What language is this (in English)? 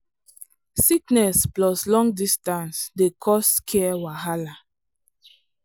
Nigerian Pidgin